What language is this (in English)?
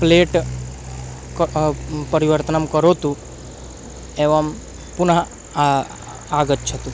Sanskrit